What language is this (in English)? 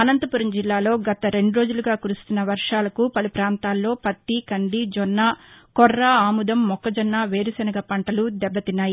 Telugu